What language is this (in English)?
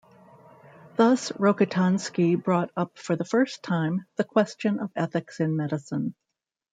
English